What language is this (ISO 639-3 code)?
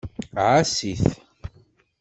kab